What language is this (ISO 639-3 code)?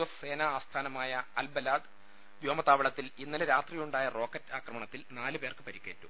mal